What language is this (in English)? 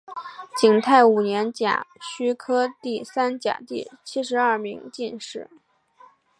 Chinese